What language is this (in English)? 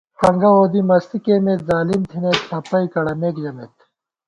Gawar-Bati